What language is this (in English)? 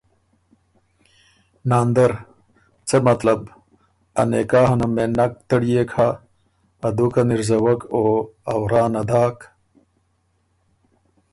Ormuri